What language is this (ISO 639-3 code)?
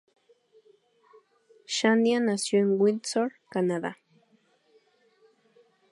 spa